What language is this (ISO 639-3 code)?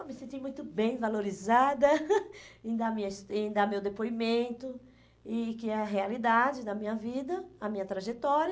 por